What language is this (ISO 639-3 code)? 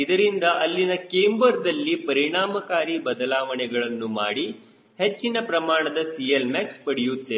kan